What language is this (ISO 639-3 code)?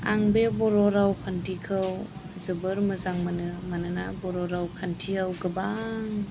brx